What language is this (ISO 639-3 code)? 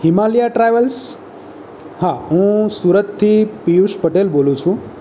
guj